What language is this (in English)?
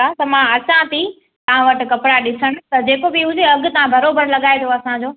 Sindhi